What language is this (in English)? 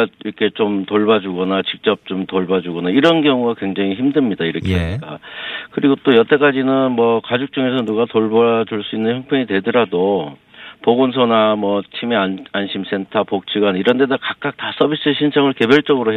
Korean